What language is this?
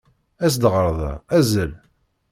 Kabyle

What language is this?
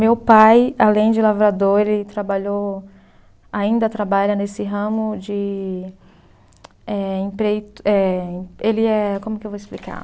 Portuguese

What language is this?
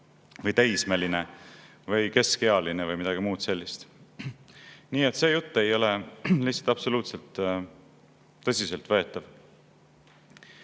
Estonian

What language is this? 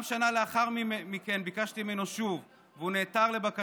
Hebrew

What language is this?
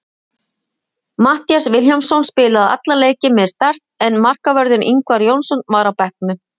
Icelandic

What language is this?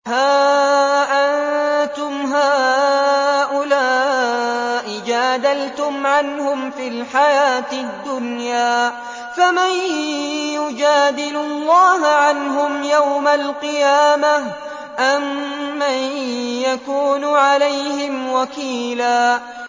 Arabic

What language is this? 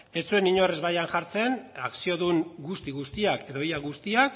Basque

